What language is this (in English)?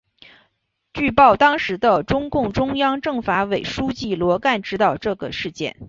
Chinese